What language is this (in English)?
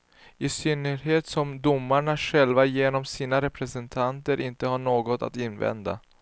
Swedish